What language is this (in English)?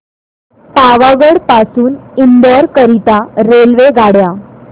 Marathi